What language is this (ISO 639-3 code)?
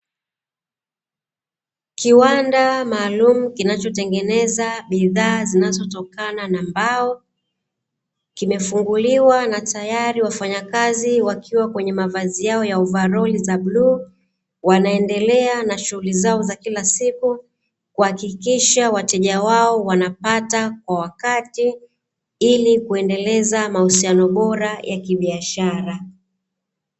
swa